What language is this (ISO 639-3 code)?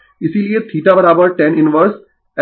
hin